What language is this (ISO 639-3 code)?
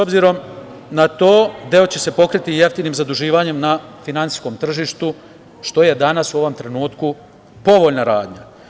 srp